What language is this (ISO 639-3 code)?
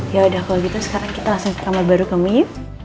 ind